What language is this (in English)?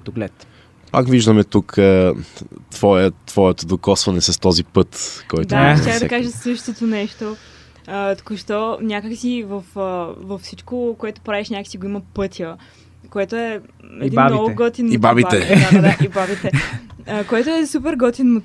Bulgarian